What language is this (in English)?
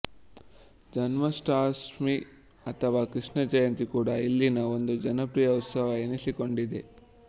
Kannada